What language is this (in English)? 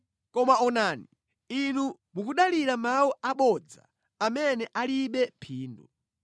Nyanja